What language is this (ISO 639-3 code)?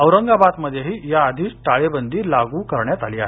mar